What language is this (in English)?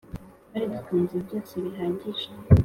Kinyarwanda